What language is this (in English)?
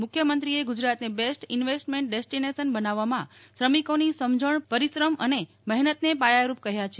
Gujarati